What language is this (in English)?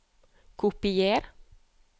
Norwegian